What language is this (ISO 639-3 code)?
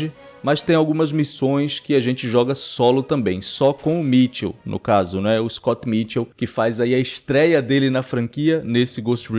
por